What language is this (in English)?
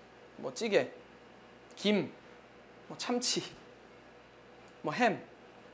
Korean